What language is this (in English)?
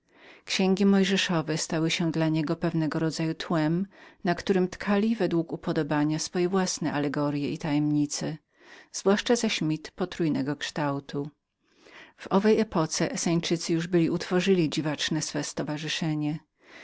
Polish